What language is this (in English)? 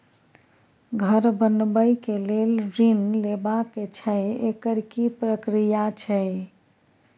Maithili